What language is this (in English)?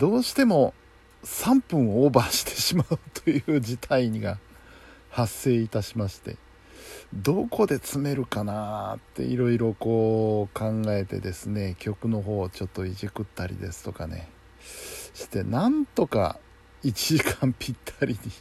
Japanese